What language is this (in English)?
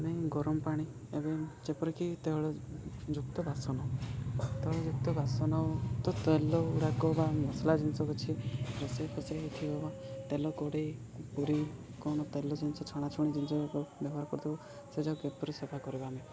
Odia